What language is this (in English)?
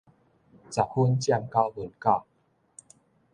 Min Nan Chinese